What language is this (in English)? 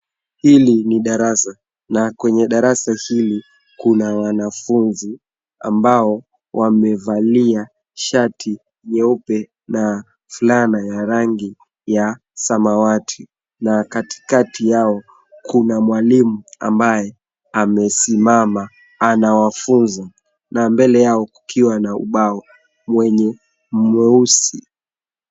Swahili